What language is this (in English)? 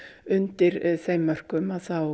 Icelandic